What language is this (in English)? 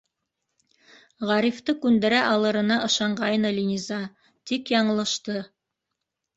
Bashkir